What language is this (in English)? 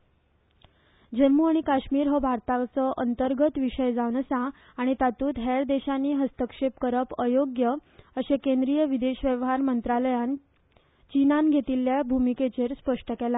Konkani